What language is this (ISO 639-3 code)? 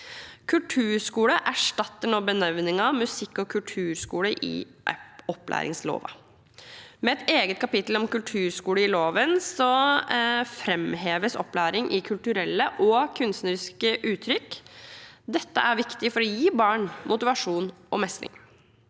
nor